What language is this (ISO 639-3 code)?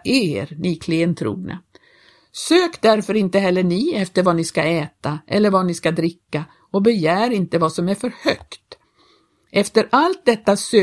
swe